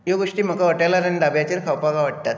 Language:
Konkani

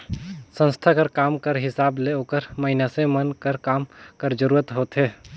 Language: Chhattisgarhi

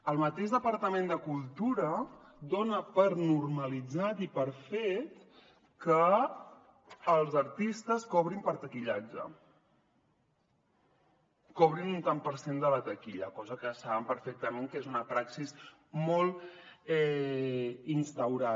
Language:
Catalan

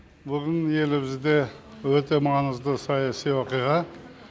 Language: Kazakh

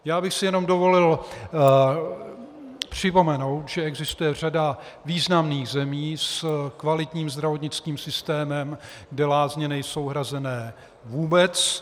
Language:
Czech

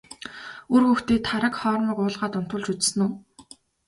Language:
Mongolian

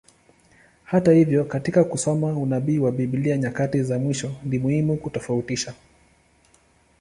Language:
Swahili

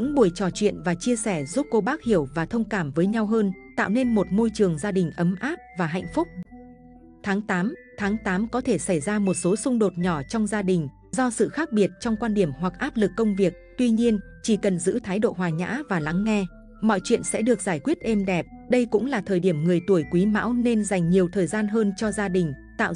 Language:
Vietnamese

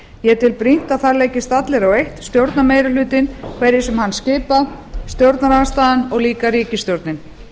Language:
Icelandic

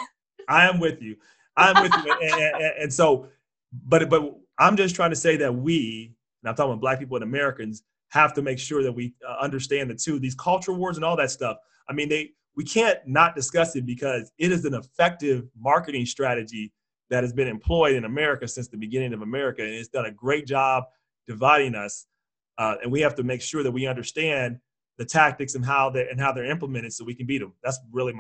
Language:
English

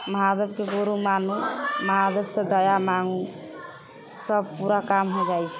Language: Maithili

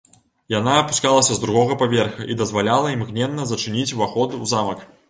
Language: Belarusian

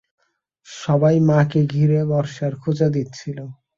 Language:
Bangla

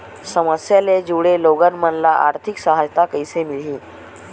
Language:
Chhattisgarhi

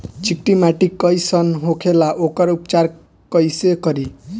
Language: Bhojpuri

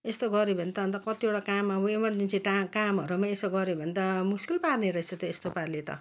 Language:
Nepali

